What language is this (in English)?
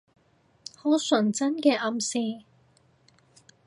Cantonese